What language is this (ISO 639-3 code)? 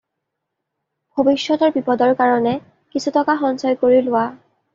asm